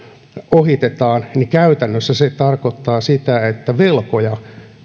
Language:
Finnish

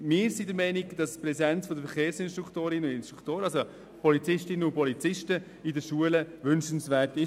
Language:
Swiss German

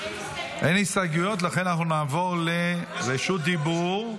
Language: Hebrew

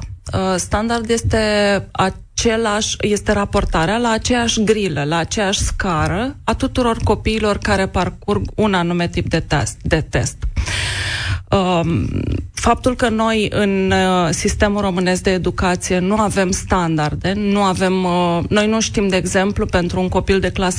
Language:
Romanian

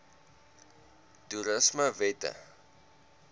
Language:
Afrikaans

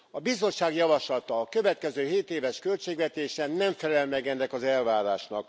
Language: Hungarian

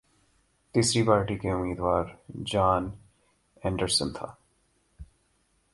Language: Urdu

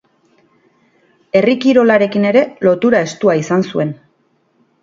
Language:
Basque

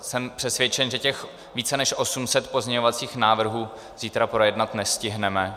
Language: Czech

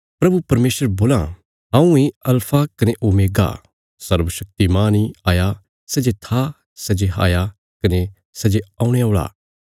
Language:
Bilaspuri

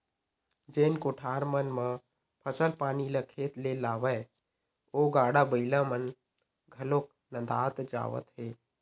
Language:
Chhattisgarhi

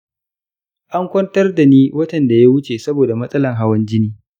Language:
Hausa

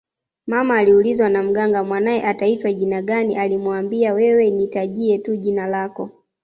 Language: Swahili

